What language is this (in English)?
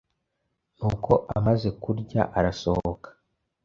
Kinyarwanda